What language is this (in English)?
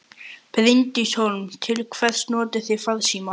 Icelandic